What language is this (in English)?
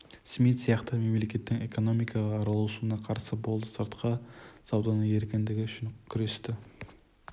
Kazakh